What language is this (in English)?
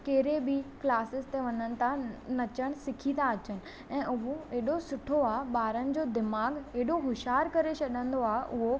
Sindhi